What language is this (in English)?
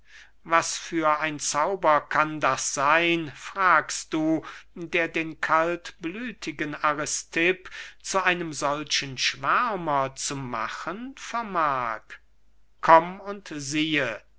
German